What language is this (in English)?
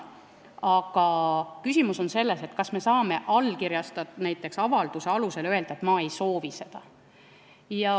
Estonian